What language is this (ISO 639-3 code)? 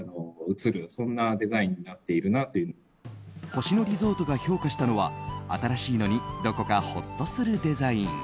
jpn